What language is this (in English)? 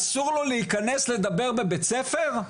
Hebrew